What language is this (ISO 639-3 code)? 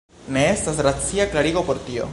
epo